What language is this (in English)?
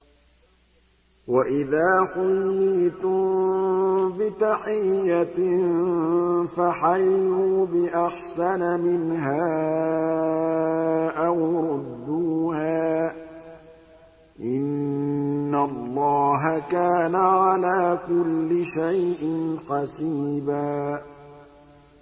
Arabic